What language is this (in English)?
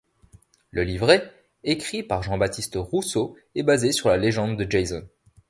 French